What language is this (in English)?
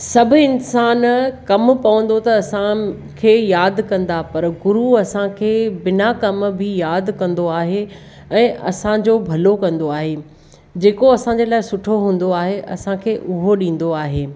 Sindhi